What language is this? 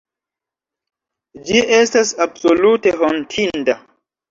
Esperanto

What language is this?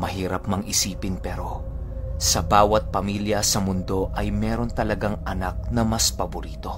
Filipino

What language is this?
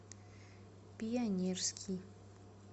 Russian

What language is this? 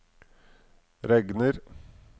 Norwegian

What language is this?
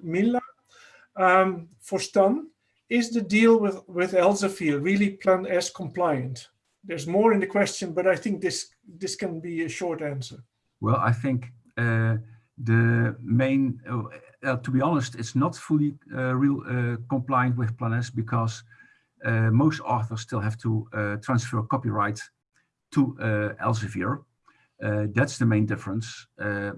English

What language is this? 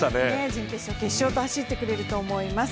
Japanese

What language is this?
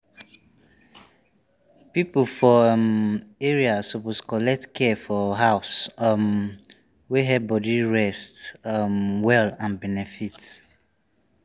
Nigerian Pidgin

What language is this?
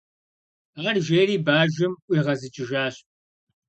Kabardian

